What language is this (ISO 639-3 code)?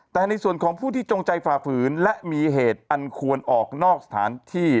tha